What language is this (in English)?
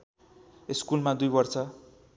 Nepali